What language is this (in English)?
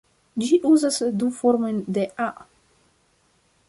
Esperanto